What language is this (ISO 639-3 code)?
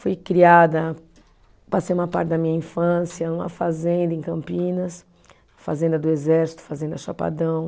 por